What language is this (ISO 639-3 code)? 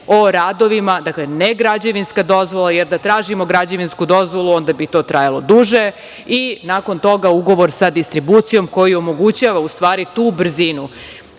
srp